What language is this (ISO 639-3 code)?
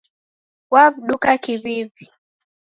dav